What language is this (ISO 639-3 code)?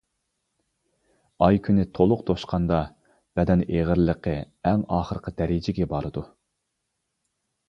uig